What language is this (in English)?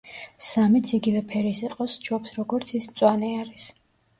Georgian